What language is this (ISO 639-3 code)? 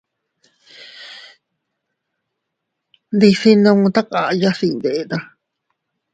cut